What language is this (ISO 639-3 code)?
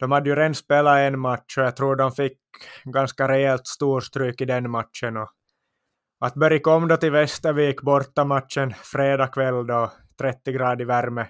swe